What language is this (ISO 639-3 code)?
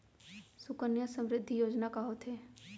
hne